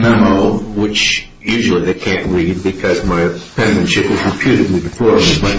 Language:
English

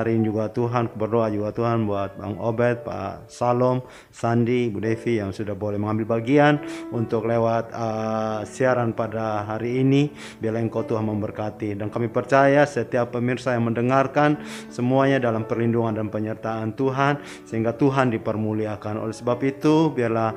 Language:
Indonesian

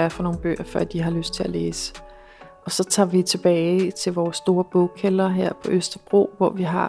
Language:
Danish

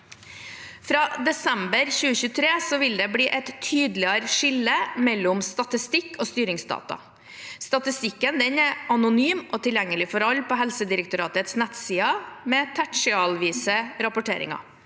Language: Norwegian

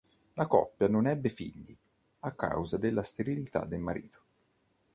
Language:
Italian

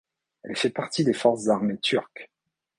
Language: French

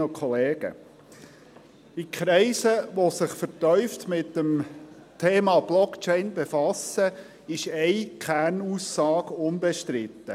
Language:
Swiss German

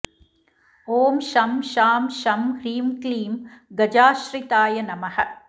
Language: Sanskrit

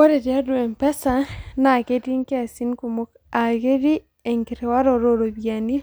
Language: Masai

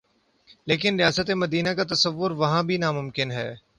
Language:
Urdu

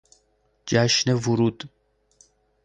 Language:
Persian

